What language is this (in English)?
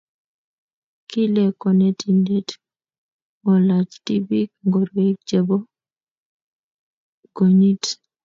Kalenjin